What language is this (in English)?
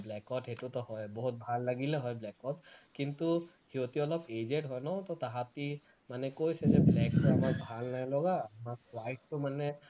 Assamese